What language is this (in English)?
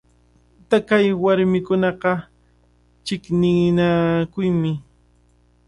Cajatambo North Lima Quechua